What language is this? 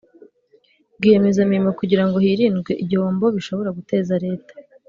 Kinyarwanda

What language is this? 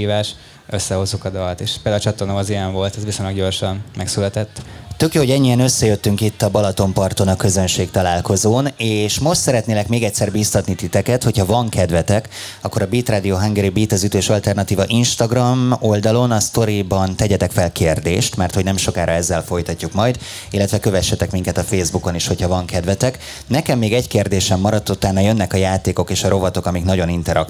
Hungarian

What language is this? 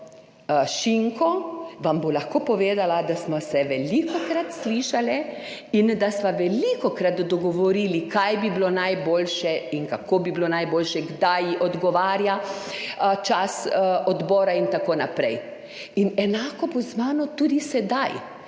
Slovenian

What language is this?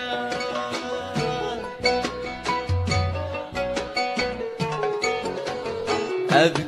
Arabic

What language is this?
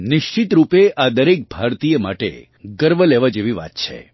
Gujarati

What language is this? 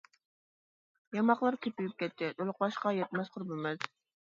Uyghur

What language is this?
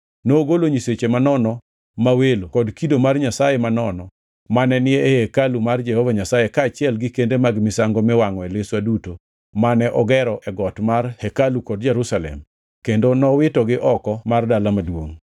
Luo (Kenya and Tanzania)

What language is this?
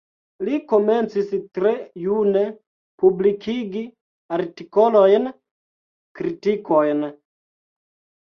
Esperanto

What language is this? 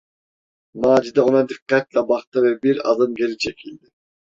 Turkish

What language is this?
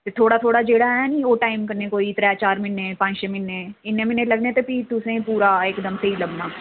Dogri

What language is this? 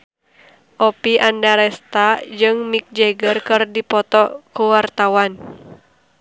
Sundanese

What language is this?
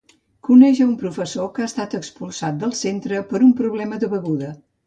Catalan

